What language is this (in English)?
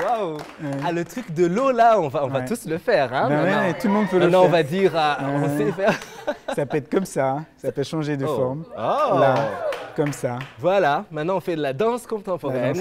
French